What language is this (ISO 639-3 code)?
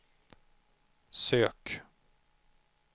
swe